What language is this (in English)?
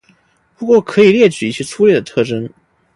Chinese